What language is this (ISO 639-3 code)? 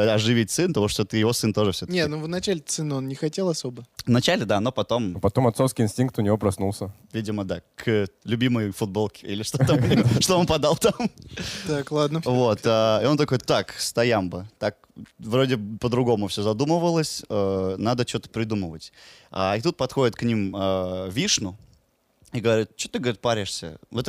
rus